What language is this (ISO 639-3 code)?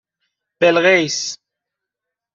fas